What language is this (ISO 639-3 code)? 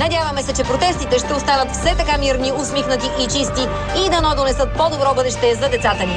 bul